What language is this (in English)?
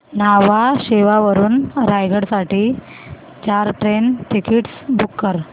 Marathi